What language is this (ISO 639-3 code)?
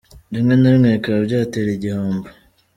kin